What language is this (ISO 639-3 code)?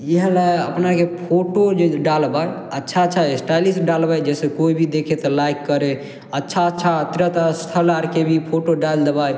mai